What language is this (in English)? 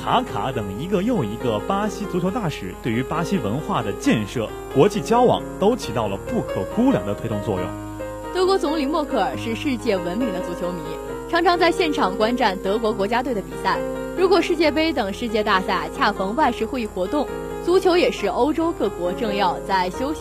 Chinese